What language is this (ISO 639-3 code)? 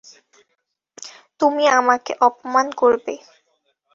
ben